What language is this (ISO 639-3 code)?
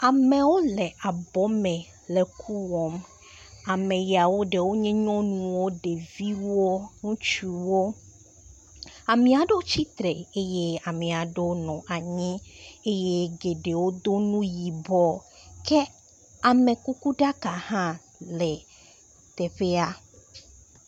ewe